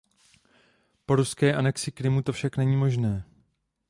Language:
Czech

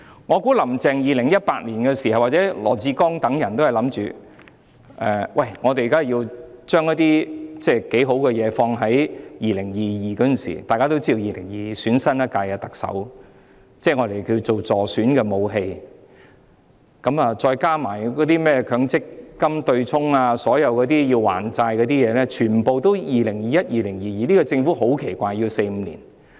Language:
Cantonese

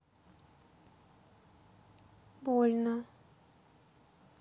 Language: Russian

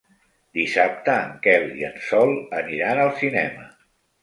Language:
Catalan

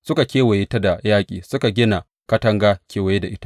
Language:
Hausa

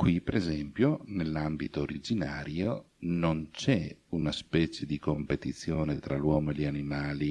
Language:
Italian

